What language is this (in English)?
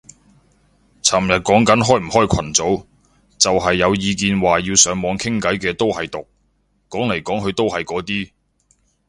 Cantonese